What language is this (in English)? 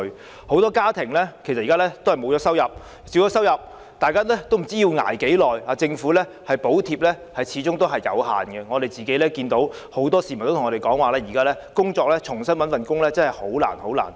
Cantonese